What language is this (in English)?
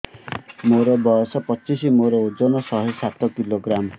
Odia